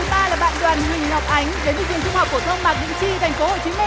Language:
Vietnamese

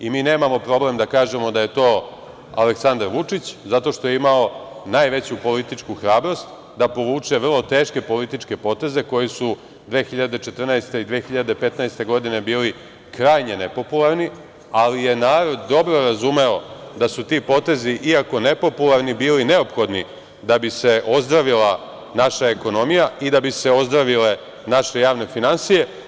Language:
Serbian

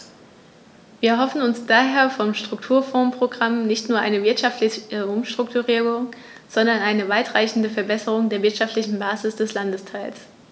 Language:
German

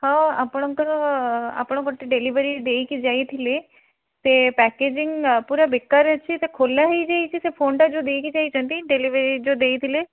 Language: Odia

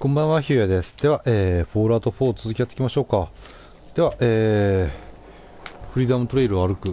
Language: Japanese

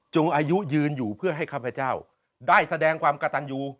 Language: Thai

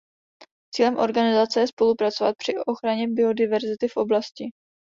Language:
Czech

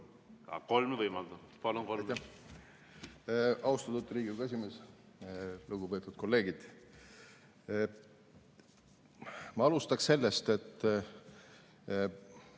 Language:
Estonian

